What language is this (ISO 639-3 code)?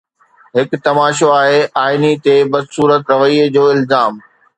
snd